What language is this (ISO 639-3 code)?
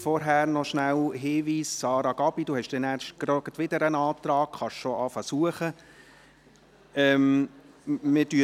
gsw